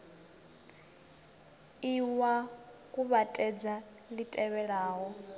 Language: Venda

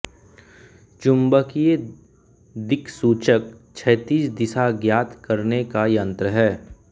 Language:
Hindi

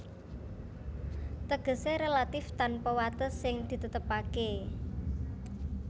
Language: Javanese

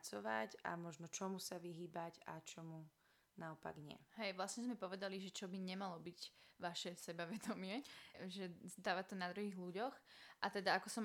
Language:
Slovak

